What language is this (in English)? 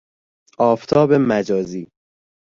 Persian